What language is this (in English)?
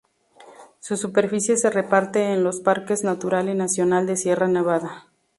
Spanish